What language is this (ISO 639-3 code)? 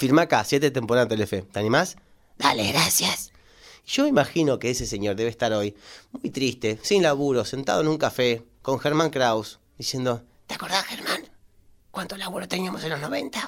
spa